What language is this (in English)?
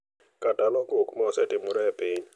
Luo (Kenya and Tanzania)